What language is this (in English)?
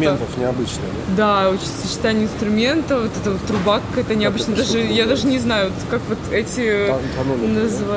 Russian